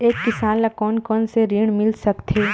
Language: Chhattisgarhi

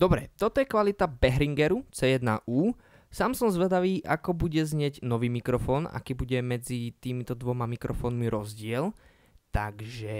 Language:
Slovak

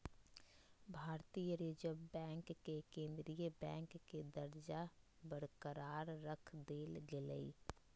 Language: Magahi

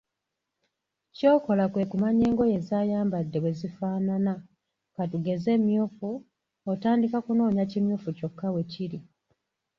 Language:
Ganda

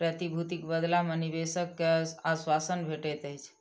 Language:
Maithili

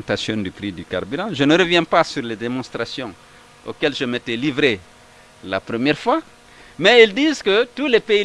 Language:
French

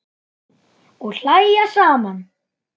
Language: Icelandic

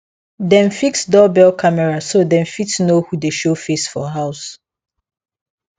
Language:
Nigerian Pidgin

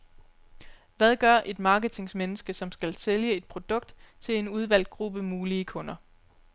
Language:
Danish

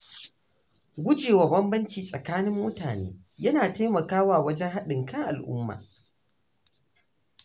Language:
Hausa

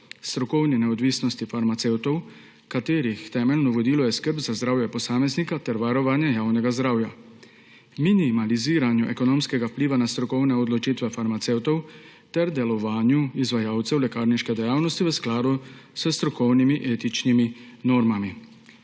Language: Slovenian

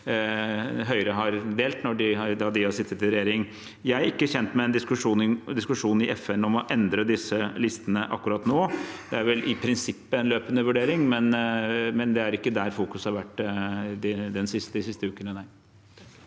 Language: Norwegian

